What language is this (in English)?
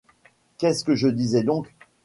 French